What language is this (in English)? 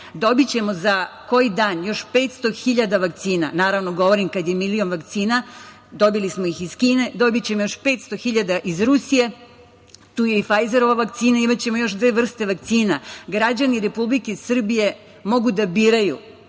Serbian